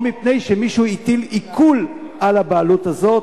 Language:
Hebrew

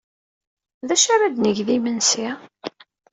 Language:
Kabyle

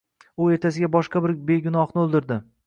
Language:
Uzbek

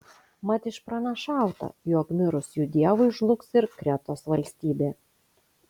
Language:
Lithuanian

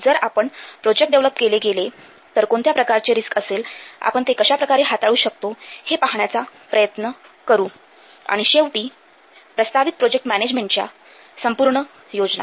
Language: Marathi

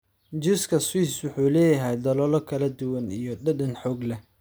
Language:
Somali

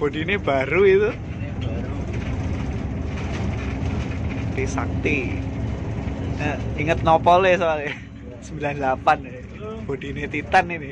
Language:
Indonesian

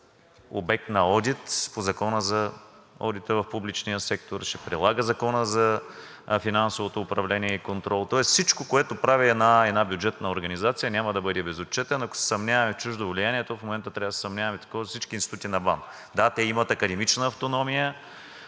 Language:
Bulgarian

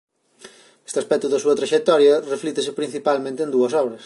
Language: Galician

